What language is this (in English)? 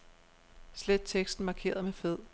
Danish